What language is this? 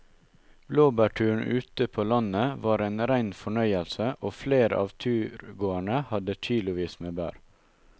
Norwegian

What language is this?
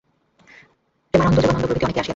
Bangla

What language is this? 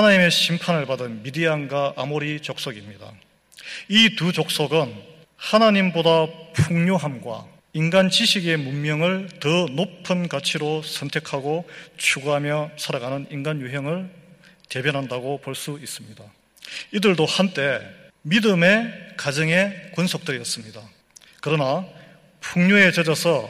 Korean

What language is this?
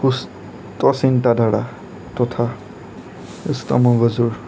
Assamese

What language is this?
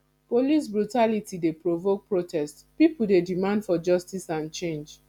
Nigerian Pidgin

